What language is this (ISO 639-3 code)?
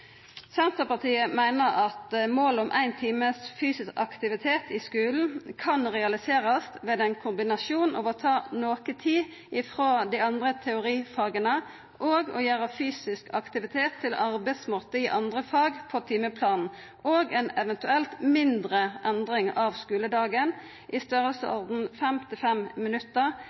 nno